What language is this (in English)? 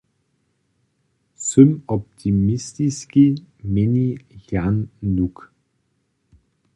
Upper Sorbian